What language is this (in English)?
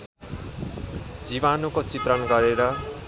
Nepali